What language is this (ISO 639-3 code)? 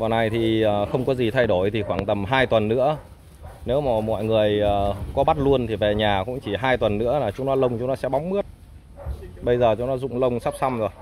vie